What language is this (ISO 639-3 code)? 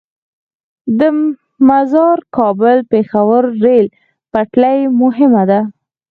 pus